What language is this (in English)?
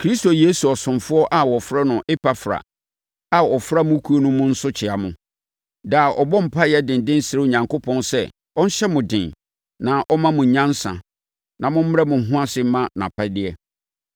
Akan